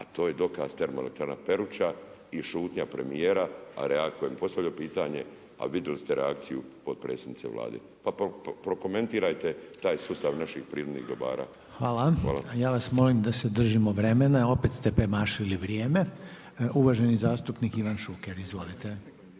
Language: Croatian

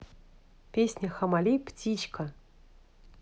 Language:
Russian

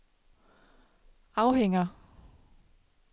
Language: Danish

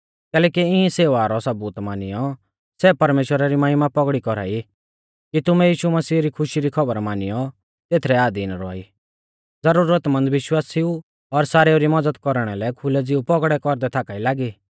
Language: Mahasu Pahari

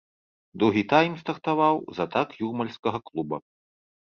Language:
Belarusian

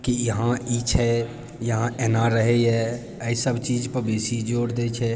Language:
Maithili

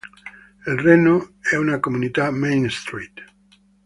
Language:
Italian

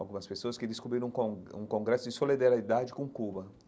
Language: Portuguese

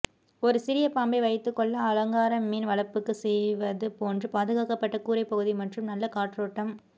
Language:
Tamil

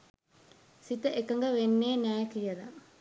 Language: Sinhala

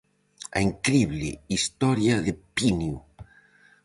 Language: Galician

